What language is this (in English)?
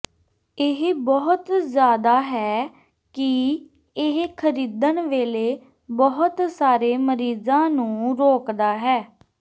Punjabi